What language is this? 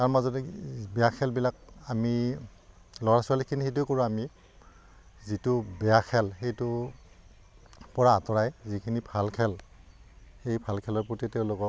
Assamese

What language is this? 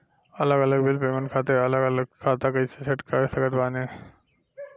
Bhojpuri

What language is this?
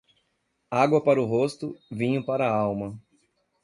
Portuguese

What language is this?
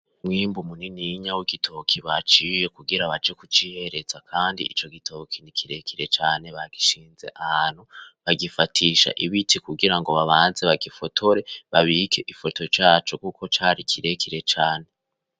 Rundi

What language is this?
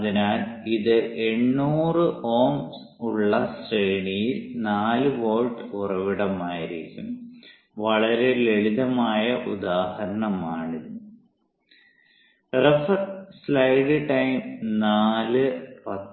Malayalam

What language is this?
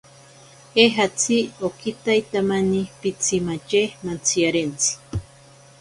Ashéninka Perené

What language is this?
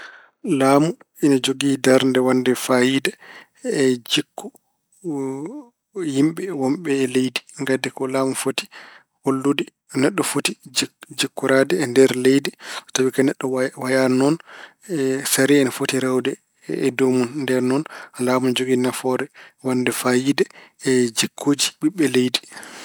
Fula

